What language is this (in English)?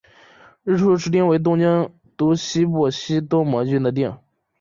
Chinese